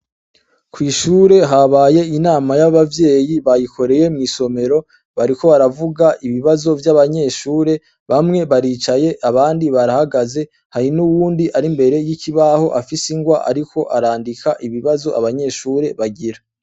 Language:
Rundi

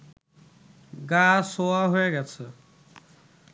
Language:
Bangla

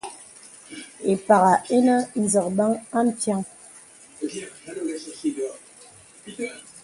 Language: Bebele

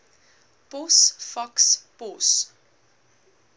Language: Afrikaans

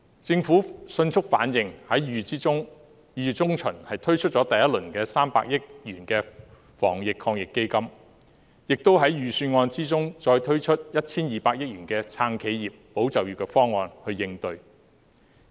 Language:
Cantonese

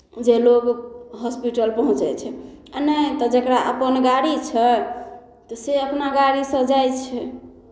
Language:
Maithili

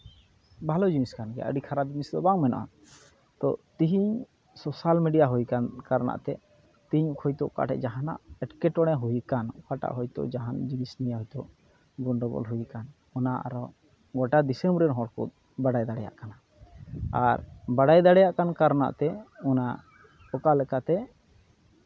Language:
Santali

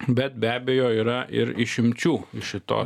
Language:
Lithuanian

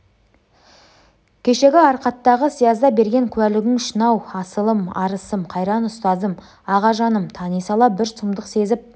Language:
Kazakh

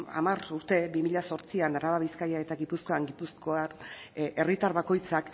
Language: Basque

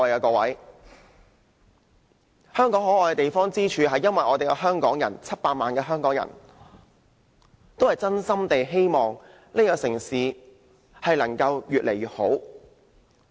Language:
Cantonese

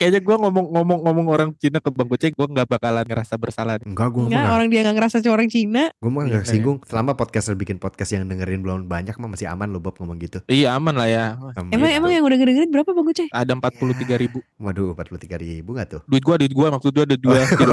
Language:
Indonesian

